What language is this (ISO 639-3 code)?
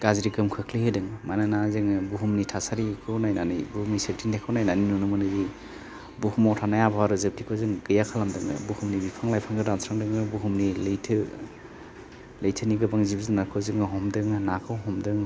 brx